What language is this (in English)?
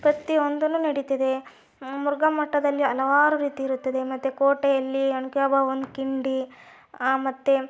Kannada